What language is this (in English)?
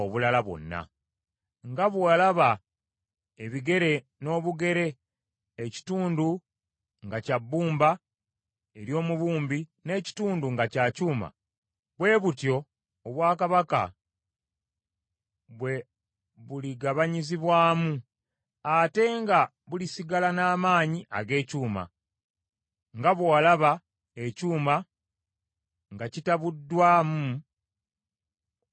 Ganda